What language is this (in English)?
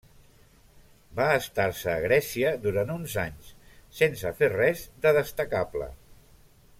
Catalan